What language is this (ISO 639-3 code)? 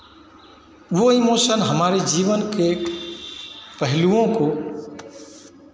hin